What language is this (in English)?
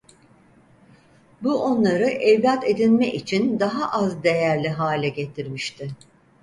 Turkish